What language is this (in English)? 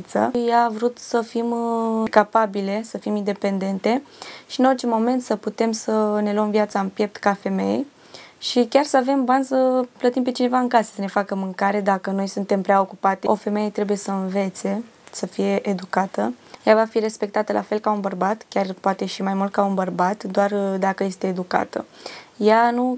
Romanian